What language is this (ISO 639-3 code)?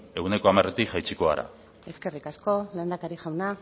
eus